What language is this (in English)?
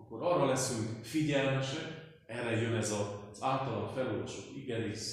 Hungarian